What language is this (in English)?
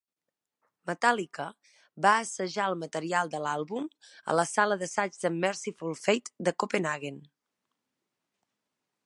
Catalan